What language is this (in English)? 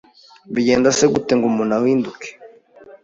Kinyarwanda